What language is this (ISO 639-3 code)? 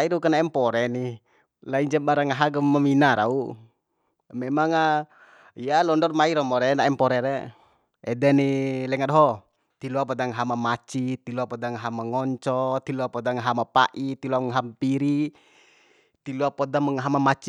bhp